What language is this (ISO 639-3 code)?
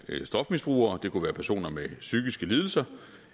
dan